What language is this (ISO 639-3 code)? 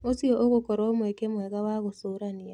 kik